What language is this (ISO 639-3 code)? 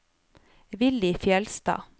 nor